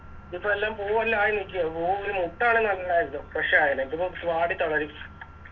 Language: Malayalam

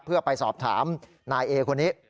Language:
Thai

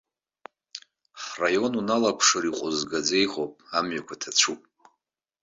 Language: Abkhazian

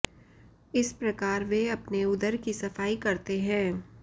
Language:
Sanskrit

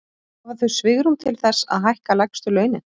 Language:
Icelandic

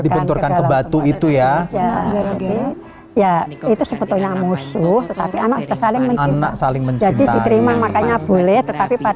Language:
Indonesian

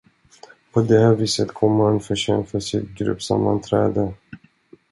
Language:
Swedish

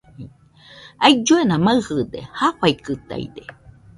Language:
Nüpode Huitoto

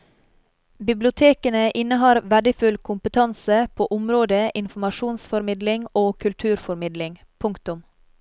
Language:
Norwegian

